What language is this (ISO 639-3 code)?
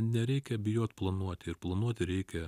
lit